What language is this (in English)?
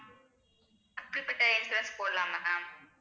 Tamil